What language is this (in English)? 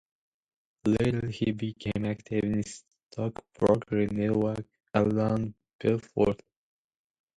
English